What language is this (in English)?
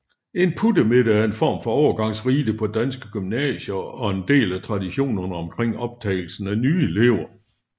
Danish